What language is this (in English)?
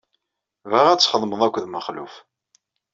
Kabyle